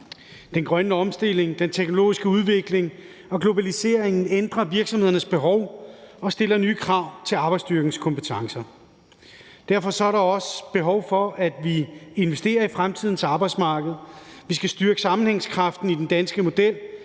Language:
Danish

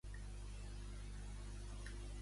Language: Catalan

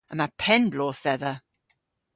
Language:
Cornish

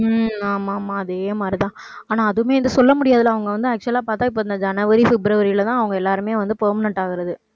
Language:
Tamil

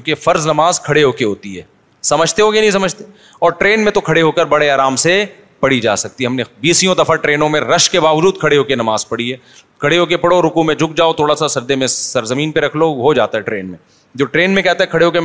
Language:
Urdu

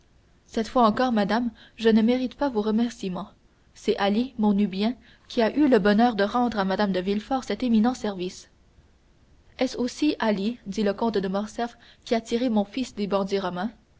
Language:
French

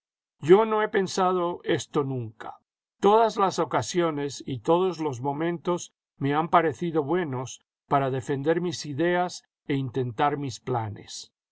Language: Spanish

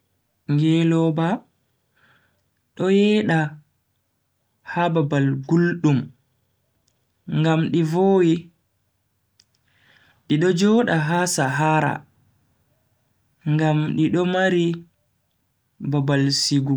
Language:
Bagirmi Fulfulde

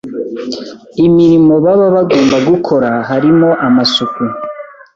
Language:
Kinyarwanda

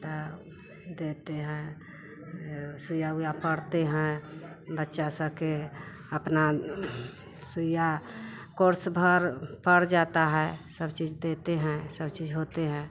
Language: Hindi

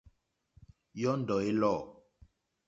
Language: Mokpwe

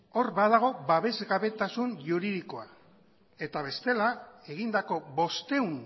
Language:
Basque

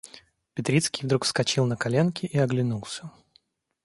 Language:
Russian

